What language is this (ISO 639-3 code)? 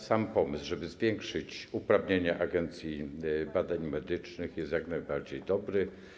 pol